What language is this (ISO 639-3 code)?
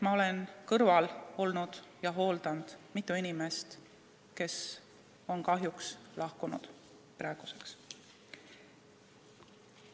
est